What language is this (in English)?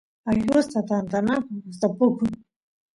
Santiago del Estero Quichua